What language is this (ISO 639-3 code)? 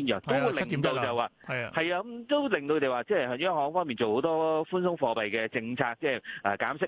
zho